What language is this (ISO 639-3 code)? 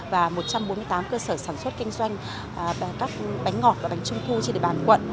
vie